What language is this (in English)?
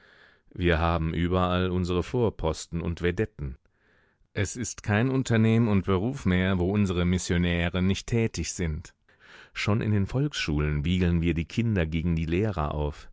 German